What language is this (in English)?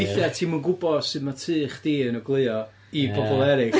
Welsh